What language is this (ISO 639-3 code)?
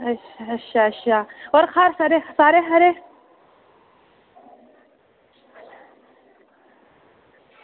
doi